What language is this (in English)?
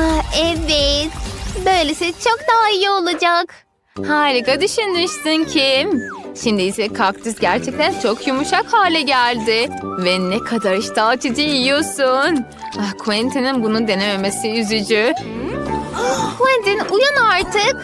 Turkish